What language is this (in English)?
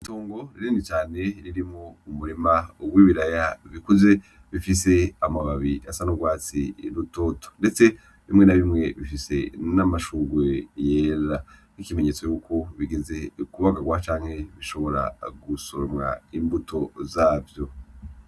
Rundi